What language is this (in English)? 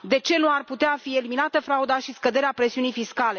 Romanian